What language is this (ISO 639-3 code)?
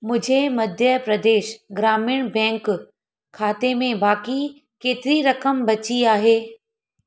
snd